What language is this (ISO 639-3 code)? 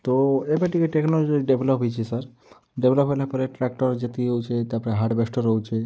ori